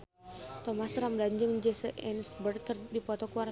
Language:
Sundanese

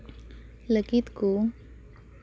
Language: Santali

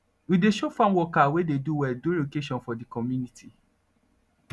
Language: Nigerian Pidgin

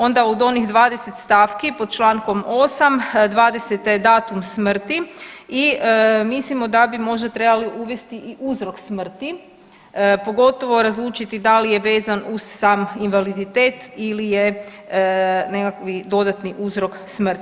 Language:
Croatian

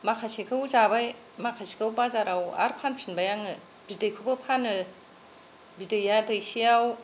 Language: Bodo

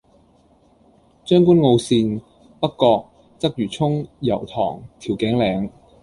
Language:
Cantonese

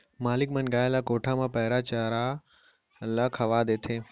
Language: Chhattisgarhi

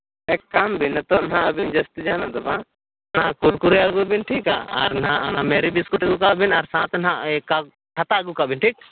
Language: Santali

